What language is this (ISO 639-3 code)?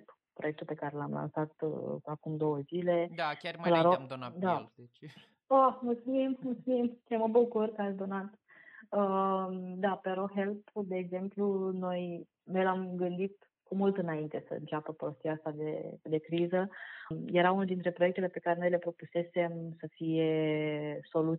ron